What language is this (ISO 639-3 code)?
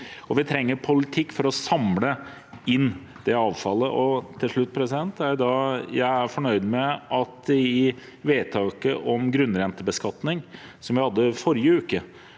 nor